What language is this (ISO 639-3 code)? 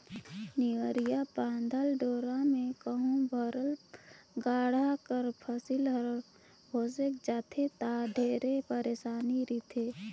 hne